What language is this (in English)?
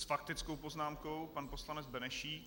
Czech